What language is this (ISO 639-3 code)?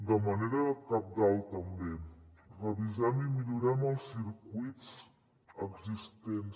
cat